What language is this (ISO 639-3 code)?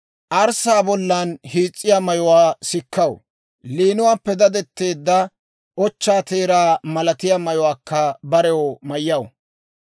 dwr